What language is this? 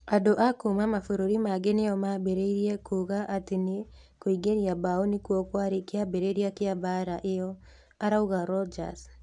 Kikuyu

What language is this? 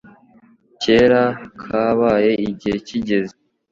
Kinyarwanda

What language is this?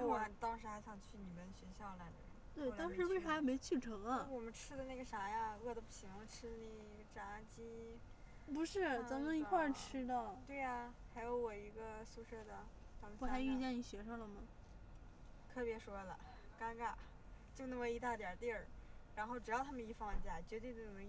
Chinese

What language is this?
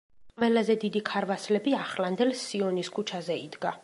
Georgian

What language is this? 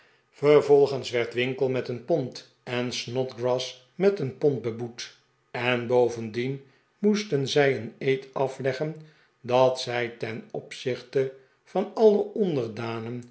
Dutch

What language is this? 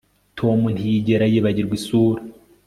Kinyarwanda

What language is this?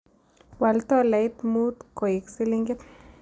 Kalenjin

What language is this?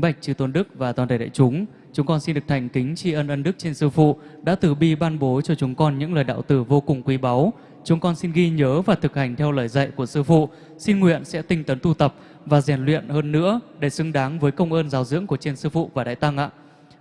Vietnamese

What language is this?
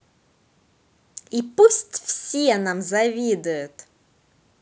Russian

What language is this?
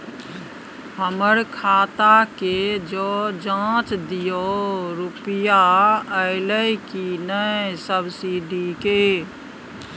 Maithili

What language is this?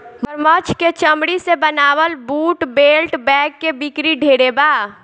Bhojpuri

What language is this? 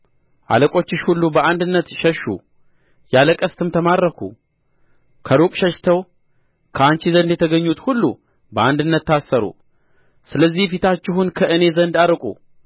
Amharic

